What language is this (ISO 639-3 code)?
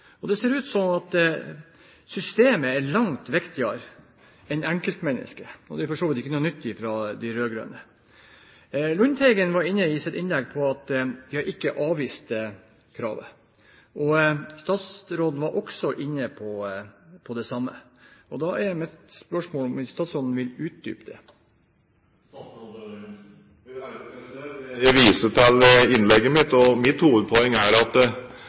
nob